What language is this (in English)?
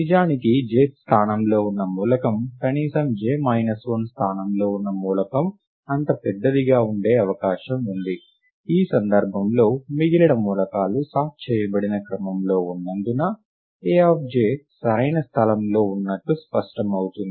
Telugu